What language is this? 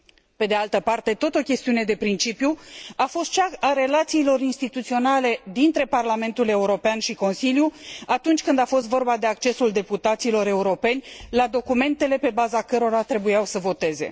Romanian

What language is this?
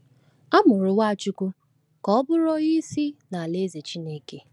Igbo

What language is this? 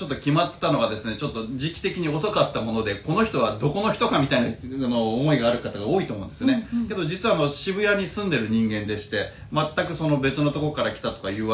Japanese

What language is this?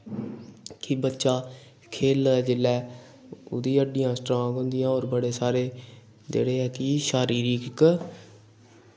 Dogri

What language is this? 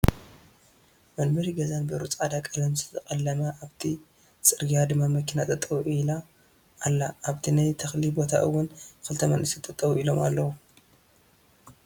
Tigrinya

